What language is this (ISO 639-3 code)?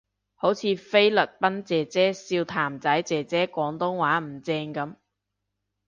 yue